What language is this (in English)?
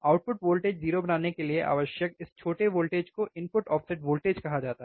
Hindi